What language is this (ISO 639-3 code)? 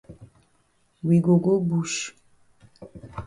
wes